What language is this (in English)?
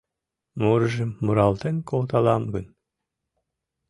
Mari